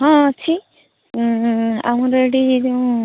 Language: Odia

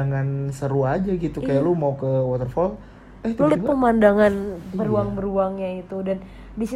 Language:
Indonesian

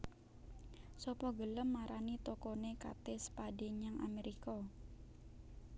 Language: Javanese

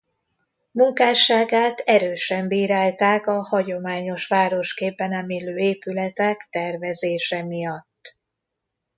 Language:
Hungarian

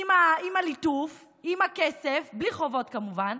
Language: Hebrew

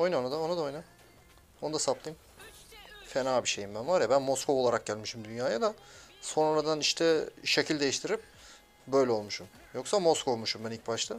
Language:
Turkish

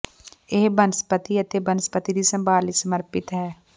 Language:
Punjabi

